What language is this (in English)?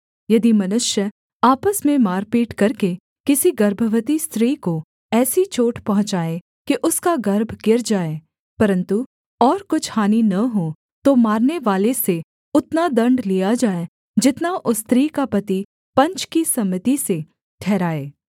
Hindi